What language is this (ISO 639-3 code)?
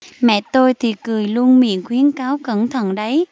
vie